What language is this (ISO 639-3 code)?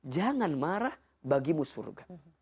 ind